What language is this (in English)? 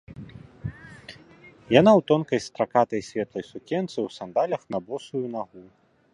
Belarusian